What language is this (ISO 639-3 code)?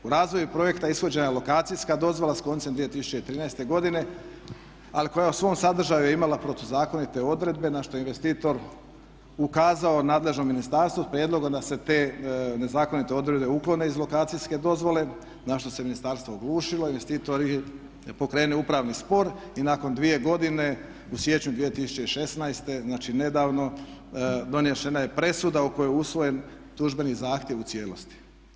hrv